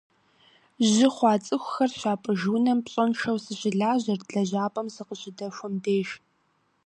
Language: Kabardian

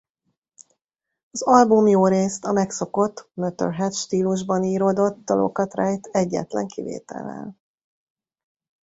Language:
Hungarian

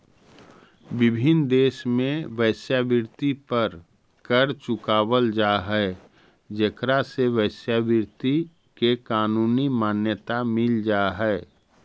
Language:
Magahi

